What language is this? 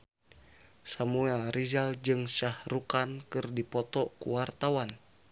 Sundanese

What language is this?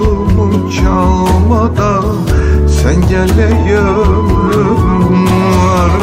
Turkish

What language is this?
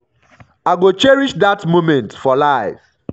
Nigerian Pidgin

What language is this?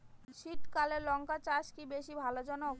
Bangla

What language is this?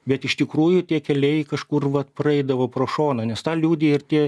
Lithuanian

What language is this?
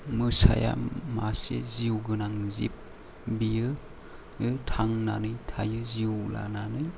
Bodo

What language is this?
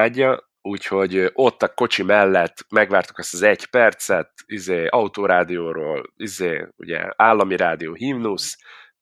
Hungarian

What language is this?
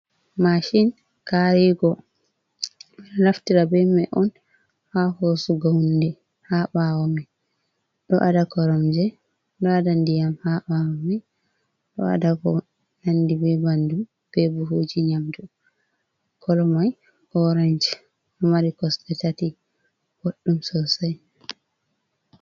Fula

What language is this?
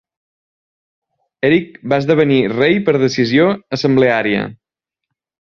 Catalan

